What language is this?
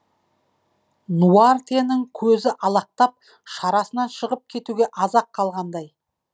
Kazakh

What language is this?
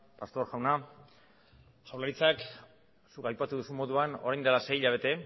Basque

